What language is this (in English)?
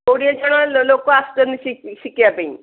Odia